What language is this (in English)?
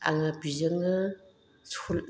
Bodo